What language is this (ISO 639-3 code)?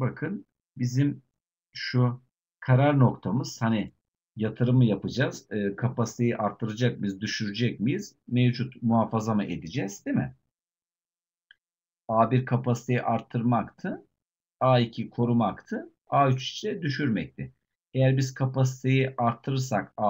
tur